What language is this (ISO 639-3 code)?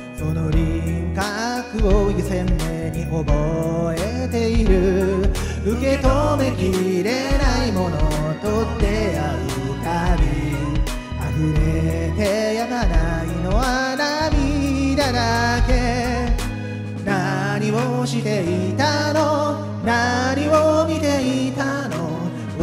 jpn